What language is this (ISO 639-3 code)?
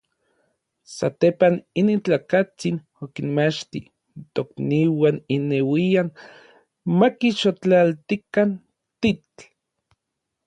nlv